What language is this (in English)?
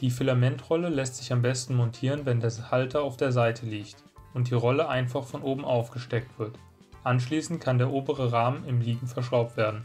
German